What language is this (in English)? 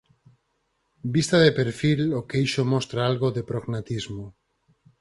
Galician